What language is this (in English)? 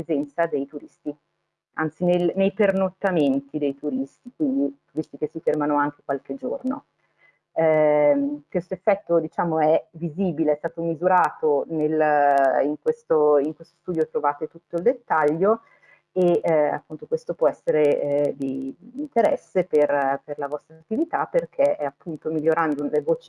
Italian